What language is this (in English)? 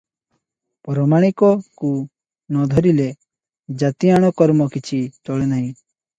Odia